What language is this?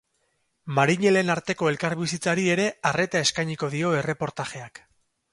Basque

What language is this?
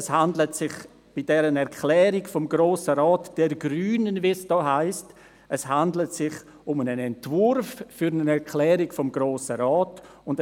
Swiss German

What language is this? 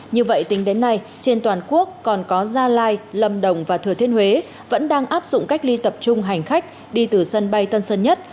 Vietnamese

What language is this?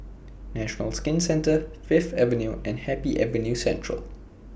English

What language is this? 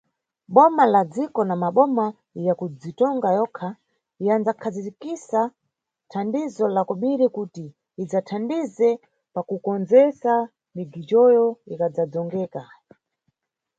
Nyungwe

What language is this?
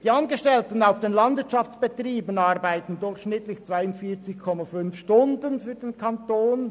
Swiss German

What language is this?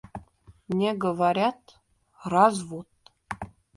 Russian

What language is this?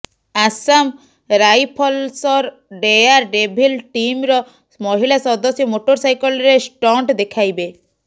Odia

